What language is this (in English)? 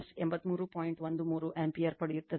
Kannada